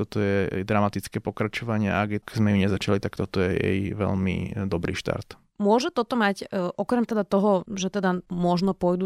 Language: Slovak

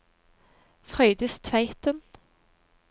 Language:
Norwegian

